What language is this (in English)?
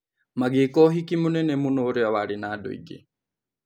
Kikuyu